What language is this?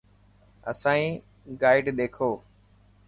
Dhatki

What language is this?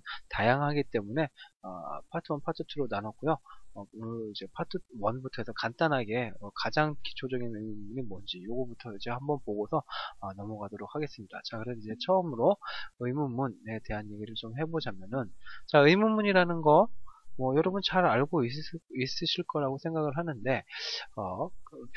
Korean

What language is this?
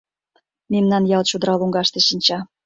Mari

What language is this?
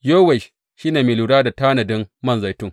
Hausa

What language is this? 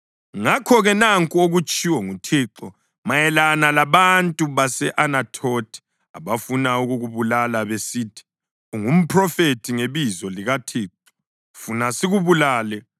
North Ndebele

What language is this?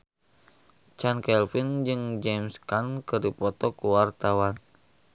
Sundanese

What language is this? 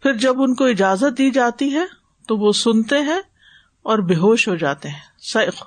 Urdu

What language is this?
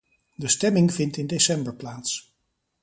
Dutch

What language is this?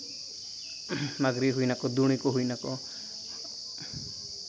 Santali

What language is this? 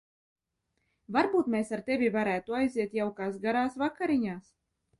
Latvian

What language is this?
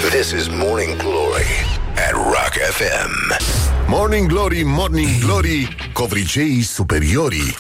Romanian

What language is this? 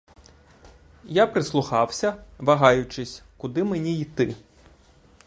Ukrainian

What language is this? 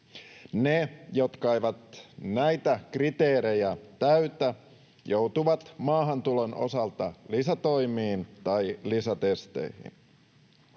Finnish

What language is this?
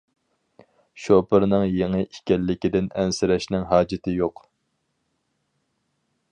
Uyghur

